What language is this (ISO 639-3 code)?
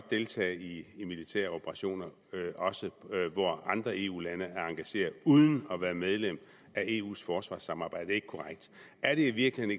dan